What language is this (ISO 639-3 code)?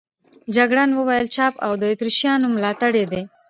pus